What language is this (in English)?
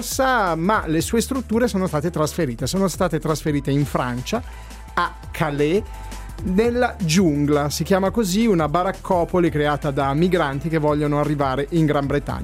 Italian